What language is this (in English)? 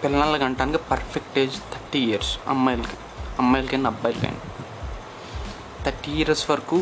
Telugu